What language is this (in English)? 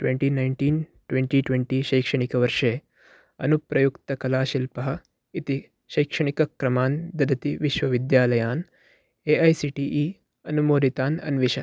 Sanskrit